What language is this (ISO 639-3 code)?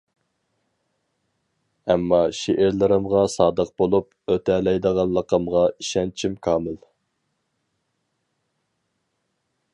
uig